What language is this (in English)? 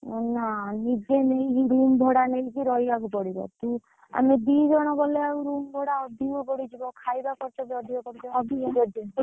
Odia